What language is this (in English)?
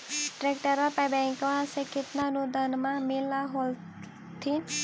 Magahi